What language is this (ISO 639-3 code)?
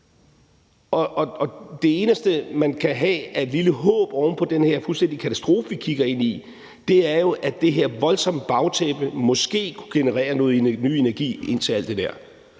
dan